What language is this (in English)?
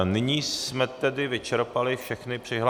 Czech